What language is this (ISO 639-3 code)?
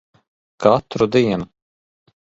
lav